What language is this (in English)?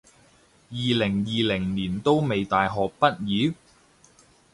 Cantonese